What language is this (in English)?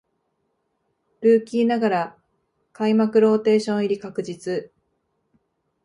Japanese